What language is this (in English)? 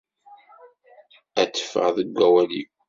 Kabyle